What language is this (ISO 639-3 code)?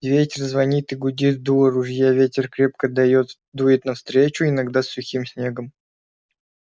rus